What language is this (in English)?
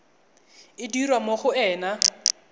Tswana